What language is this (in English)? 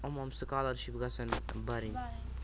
Kashmiri